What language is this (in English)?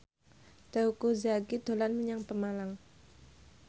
Javanese